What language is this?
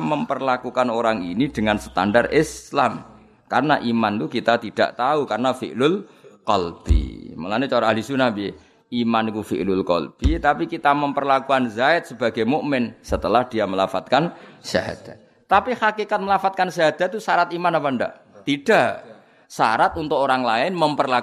Malay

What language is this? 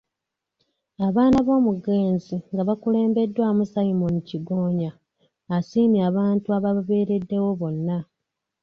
Ganda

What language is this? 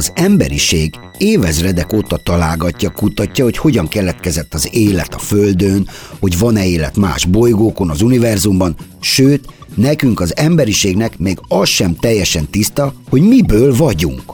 Hungarian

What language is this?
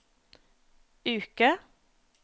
Norwegian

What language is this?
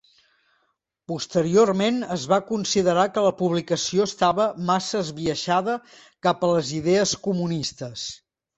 Catalan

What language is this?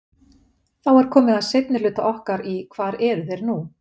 Icelandic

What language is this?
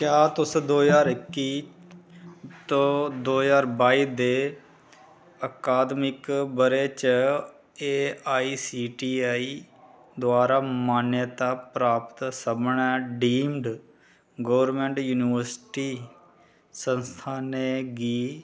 Dogri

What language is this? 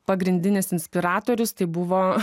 Lithuanian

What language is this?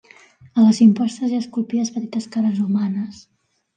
Catalan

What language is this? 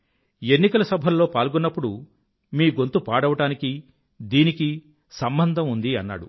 Telugu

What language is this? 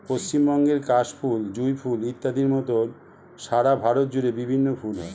Bangla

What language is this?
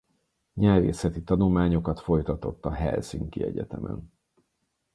Hungarian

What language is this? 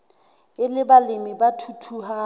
Southern Sotho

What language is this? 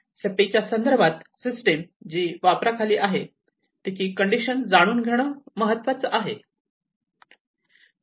Marathi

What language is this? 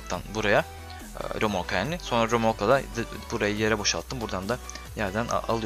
Turkish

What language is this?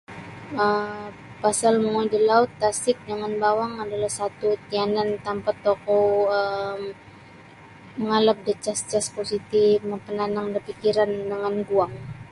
Sabah Bisaya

